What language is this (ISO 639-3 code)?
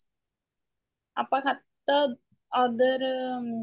pan